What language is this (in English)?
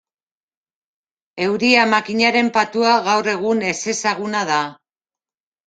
Basque